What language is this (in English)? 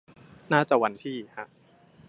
Thai